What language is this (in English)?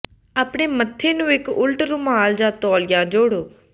Punjabi